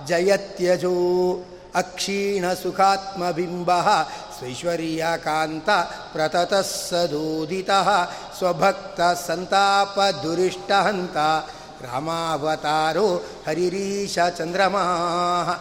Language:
Kannada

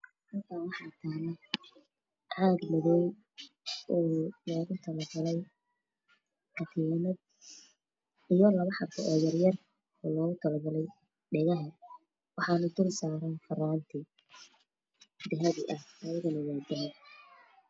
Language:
Somali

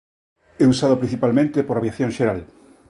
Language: Galician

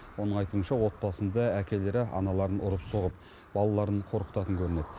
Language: Kazakh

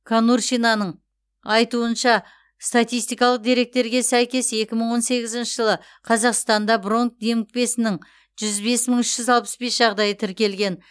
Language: Kazakh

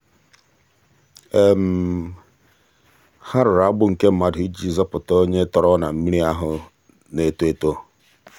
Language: Igbo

